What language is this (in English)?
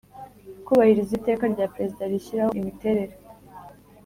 Kinyarwanda